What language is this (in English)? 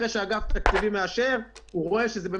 Hebrew